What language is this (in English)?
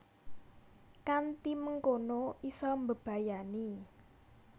Javanese